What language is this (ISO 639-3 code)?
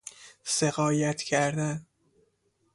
fas